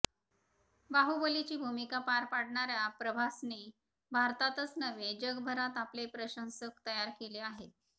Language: Marathi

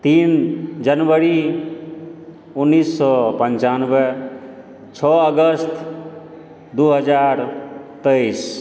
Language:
Maithili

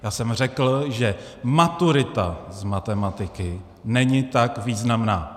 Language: Czech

